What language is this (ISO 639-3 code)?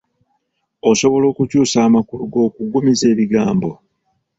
lug